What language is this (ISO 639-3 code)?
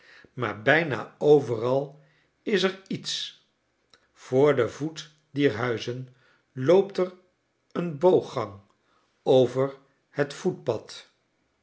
nld